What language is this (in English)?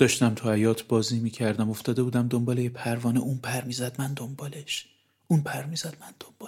Persian